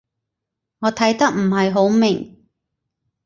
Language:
Cantonese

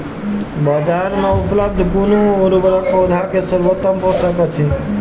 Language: Maithili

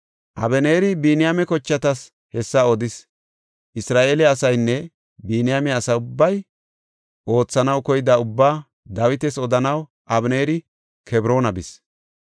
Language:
Gofa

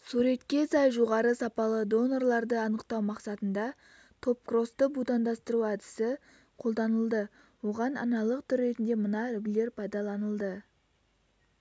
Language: Kazakh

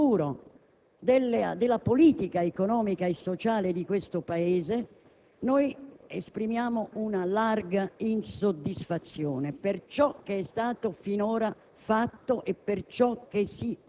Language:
Italian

